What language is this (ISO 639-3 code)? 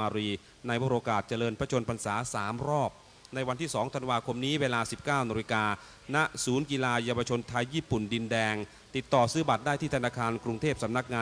tha